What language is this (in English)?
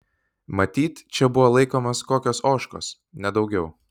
Lithuanian